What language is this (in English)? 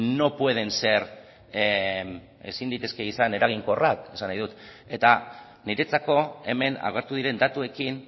Basque